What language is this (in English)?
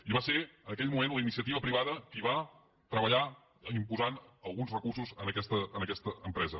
Catalan